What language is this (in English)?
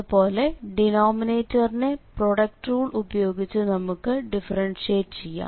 Malayalam